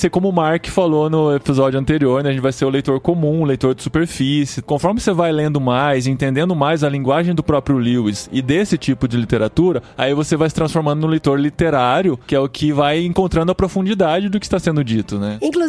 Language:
Portuguese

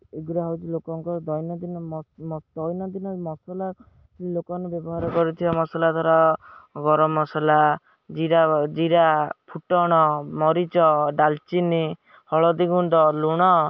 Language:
Odia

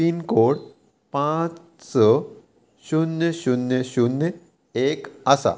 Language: Konkani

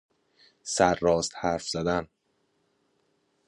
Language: Persian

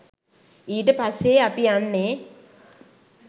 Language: Sinhala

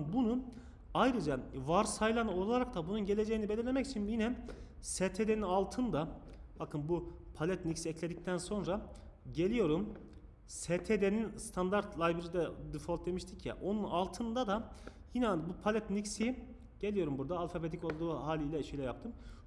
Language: Turkish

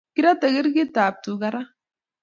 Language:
Kalenjin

